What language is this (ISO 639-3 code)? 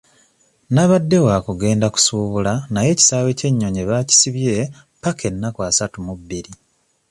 lug